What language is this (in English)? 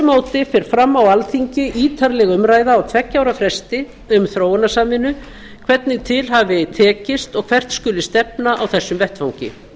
Icelandic